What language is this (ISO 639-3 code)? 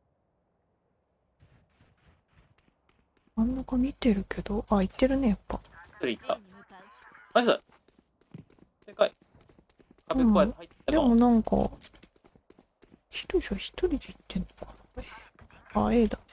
jpn